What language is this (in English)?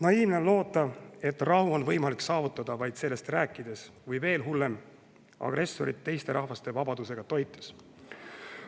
Estonian